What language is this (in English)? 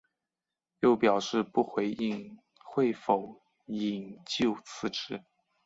Chinese